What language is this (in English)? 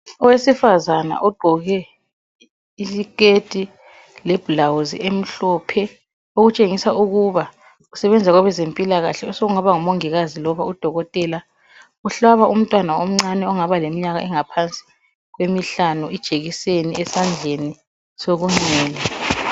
North Ndebele